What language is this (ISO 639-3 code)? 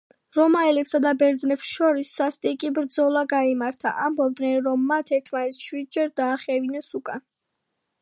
kat